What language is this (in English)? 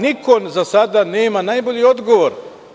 Serbian